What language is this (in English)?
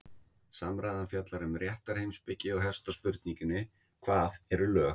Icelandic